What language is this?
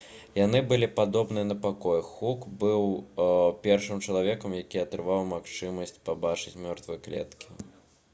Belarusian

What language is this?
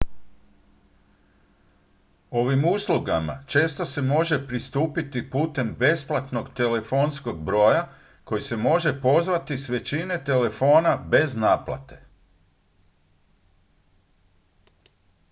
Croatian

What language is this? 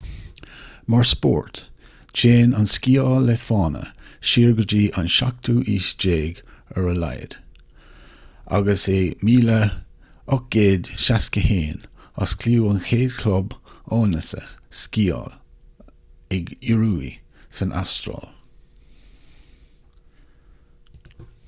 Irish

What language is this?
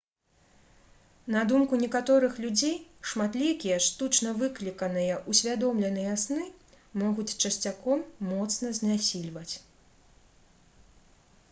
Belarusian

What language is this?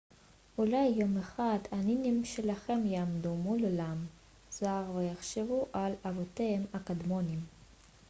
Hebrew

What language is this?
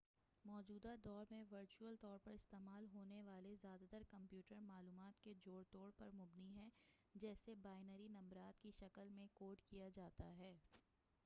Urdu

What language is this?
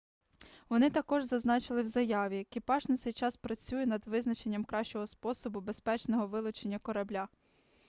Ukrainian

